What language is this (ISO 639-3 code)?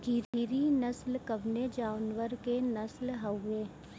bho